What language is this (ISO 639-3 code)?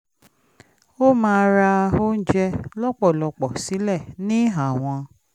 yor